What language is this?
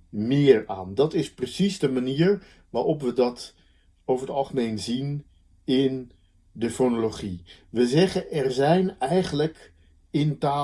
Dutch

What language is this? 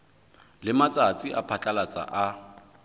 Southern Sotho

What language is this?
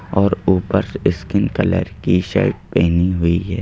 Hindi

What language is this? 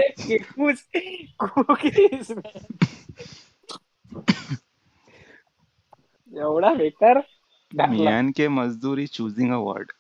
Marathi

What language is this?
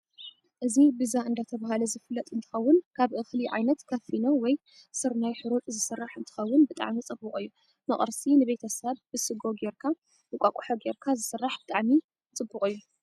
Tigrinya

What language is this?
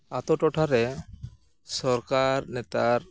Santali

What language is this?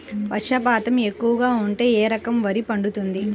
Telugu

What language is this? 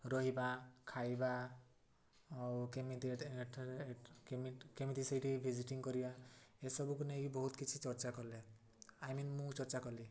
Odia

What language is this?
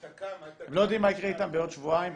Hebrew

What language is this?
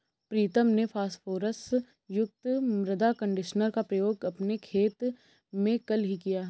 Hindi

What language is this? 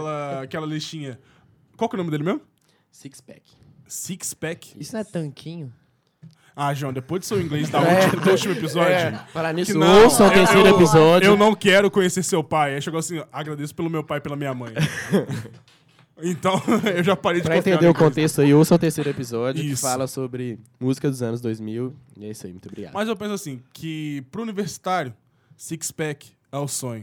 Portuguese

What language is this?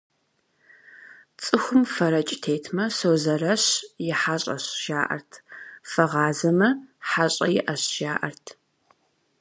Kabardian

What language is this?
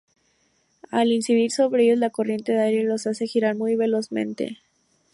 Spanish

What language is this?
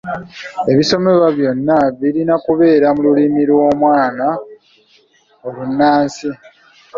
Ganda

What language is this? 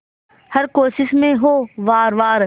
Hindi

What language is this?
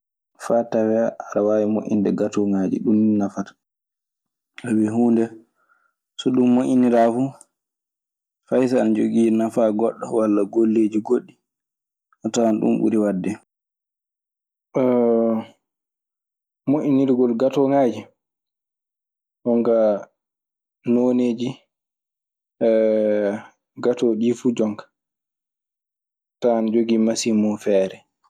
Maasina Fulfulde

